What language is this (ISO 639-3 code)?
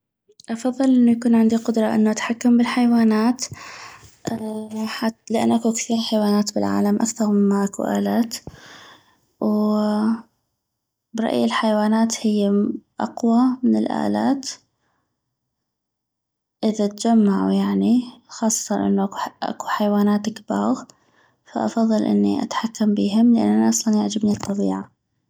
ayp